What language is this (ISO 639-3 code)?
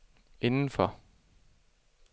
dan